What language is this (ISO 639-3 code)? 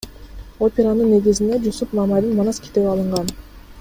kir